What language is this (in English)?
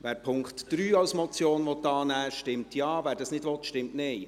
Swiss German